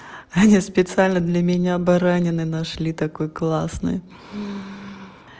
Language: Russian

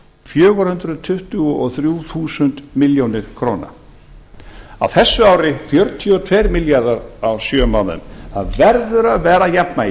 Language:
Icelandic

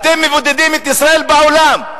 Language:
Hebrew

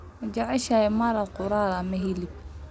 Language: Somali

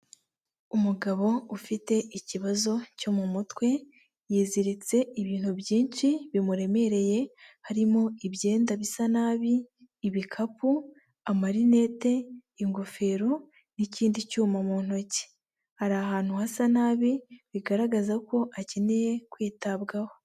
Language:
Kinyarwanda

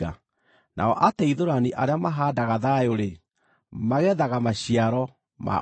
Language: Kikuyu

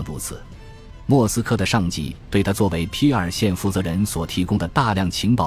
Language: Chinese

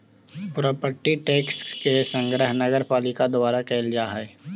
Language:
Magahi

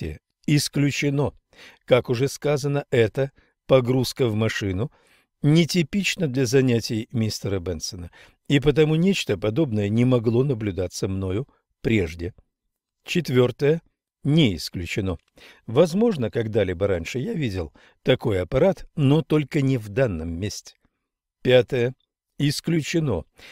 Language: Russian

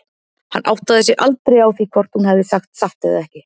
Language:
Icelandic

